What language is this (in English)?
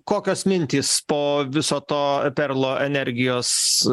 Lithuanian